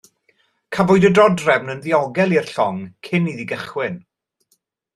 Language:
Welsh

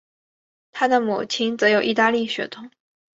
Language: Chinese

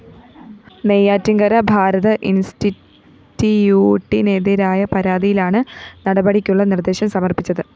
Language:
Malayalam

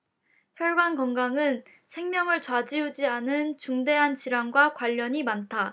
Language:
Korean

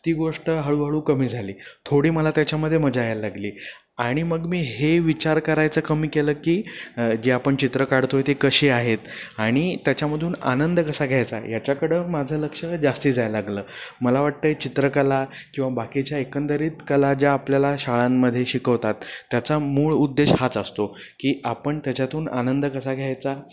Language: Marathi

